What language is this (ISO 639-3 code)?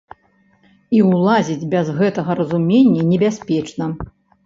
bel